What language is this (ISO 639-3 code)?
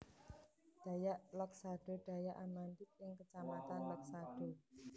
jav